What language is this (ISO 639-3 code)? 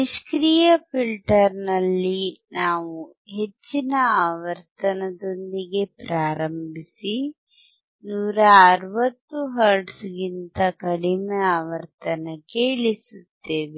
kan